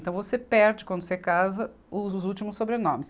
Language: Portuguese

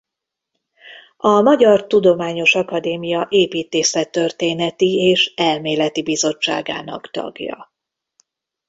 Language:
Hungarian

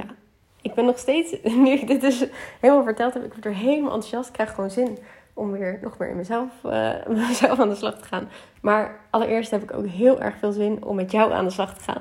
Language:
Dutch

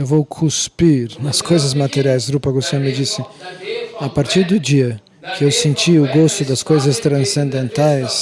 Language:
Portuguese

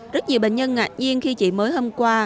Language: Vietnamese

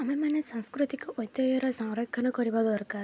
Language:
Odia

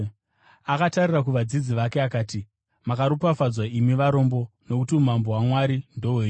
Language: Shona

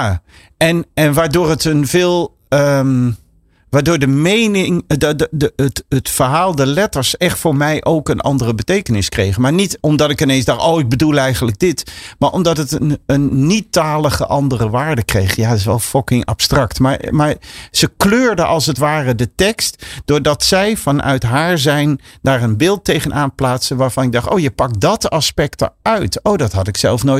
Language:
Dutch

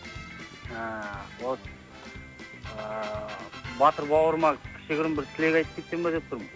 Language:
Kazakh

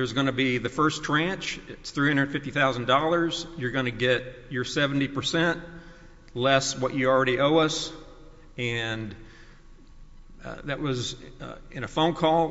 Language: English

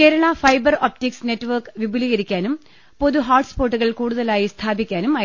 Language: Malayalam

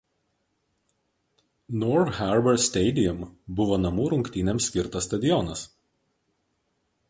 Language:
Lithuanian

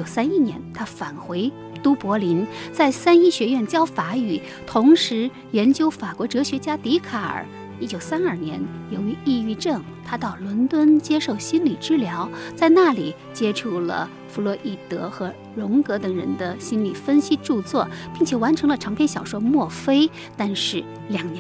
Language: Chinese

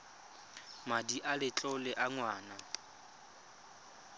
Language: Tswana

